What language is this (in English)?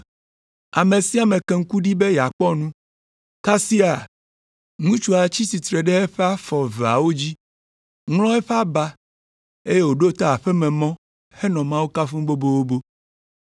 Ewe